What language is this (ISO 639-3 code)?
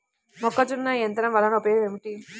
tel